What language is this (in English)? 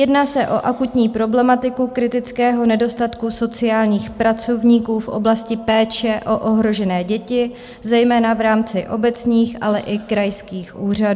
Czech